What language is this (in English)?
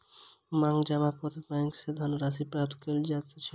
Maithili